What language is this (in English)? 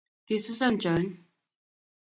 Kalenjin